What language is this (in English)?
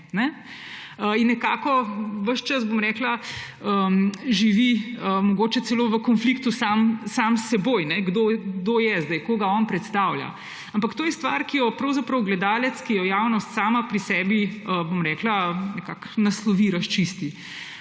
Slovenian